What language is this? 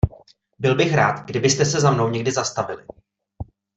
Czech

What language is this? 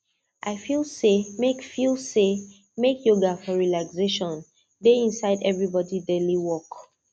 Nigerian Pidgin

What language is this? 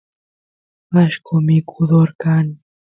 Santiago del Estero Quichua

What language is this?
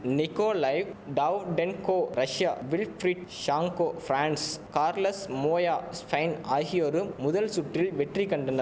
Tamil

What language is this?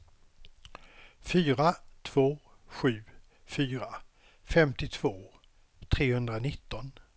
Swedish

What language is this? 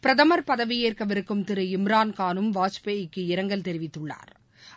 Tamil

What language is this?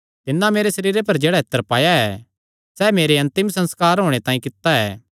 Kangri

